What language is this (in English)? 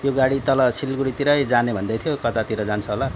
Nepali